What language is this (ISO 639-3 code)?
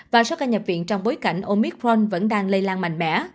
vie